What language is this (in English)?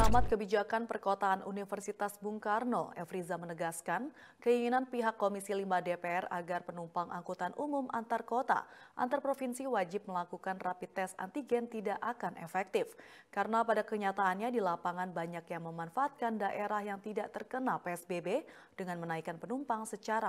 Indonesian